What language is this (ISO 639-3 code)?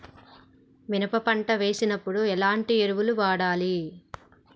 tel